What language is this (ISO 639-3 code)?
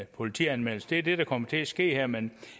dan